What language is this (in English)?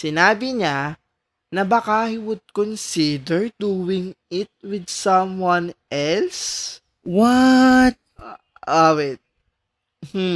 Filipino